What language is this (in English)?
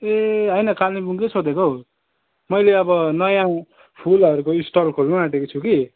Nepali